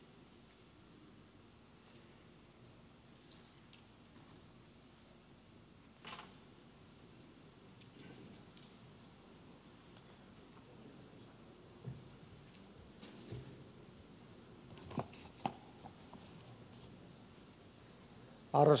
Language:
Finnish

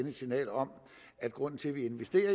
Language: Danish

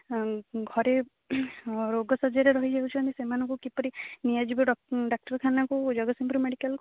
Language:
Odia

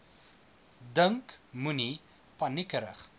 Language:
Afrikaans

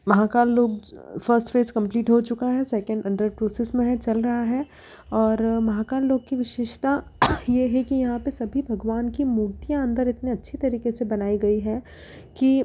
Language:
Hindi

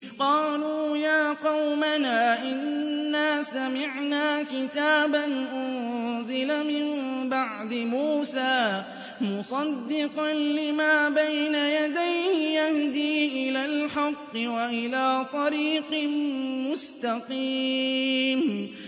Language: Arabic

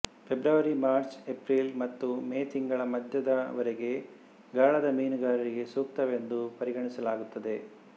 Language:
Kannada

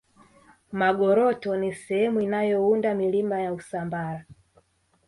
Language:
Swahili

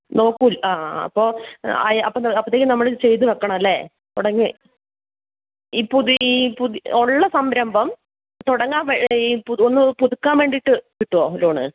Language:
Malayalam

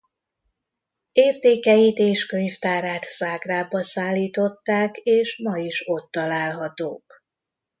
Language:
Hungarian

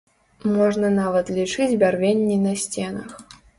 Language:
Belarusian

